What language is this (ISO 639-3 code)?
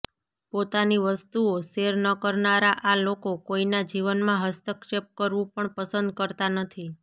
guj